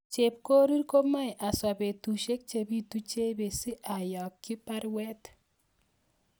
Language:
Kalenjin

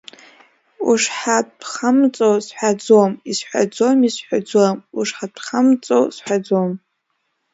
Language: Abkhazian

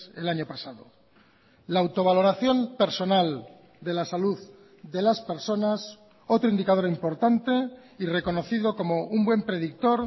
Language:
Spanish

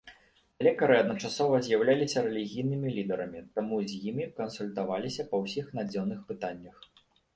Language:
Belarusian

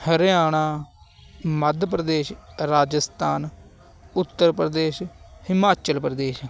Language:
Punjabi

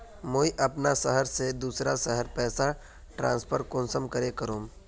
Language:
Magahi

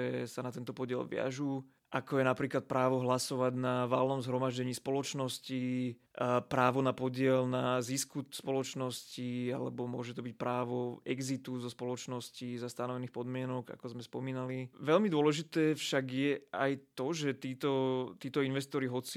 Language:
Slovak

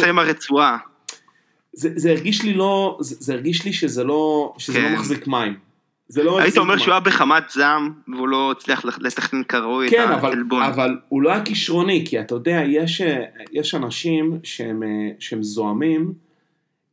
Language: Hebrew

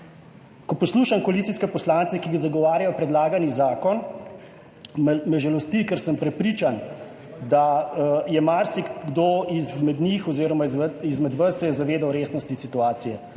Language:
Slovenian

